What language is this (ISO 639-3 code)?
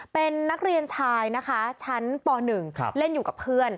tha